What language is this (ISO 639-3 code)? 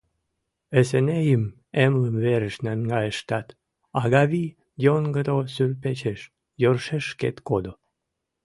chm